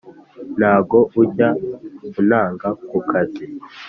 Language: Kinyarwanda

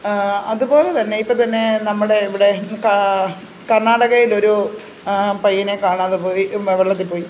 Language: Malayalam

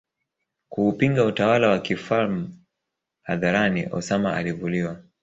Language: Swahili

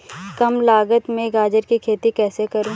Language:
Hindi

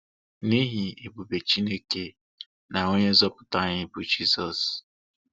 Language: Igbo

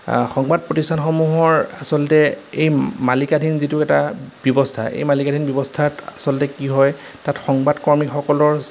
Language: Assamese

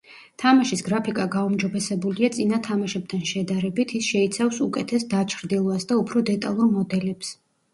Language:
Georgian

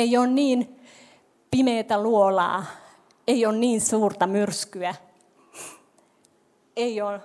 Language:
Finnish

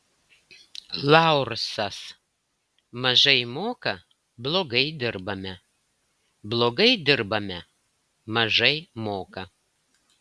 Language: Lithuanian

